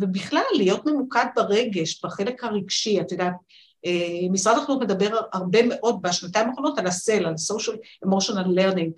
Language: Hebrew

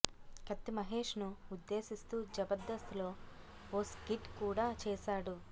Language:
Telugu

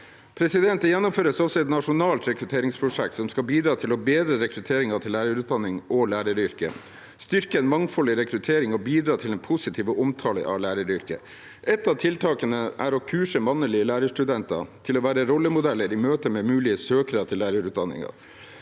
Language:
Norwegian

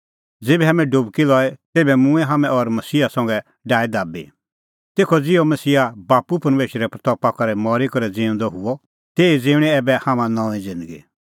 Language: Kullu Pahari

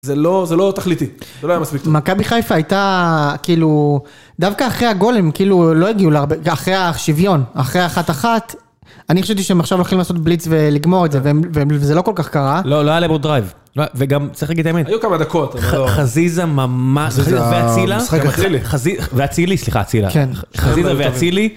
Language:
Hebrew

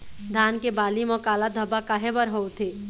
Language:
Chhattisgarhi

